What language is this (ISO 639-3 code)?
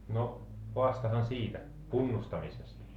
fin